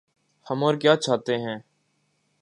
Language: Urdu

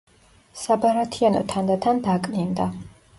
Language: Georgian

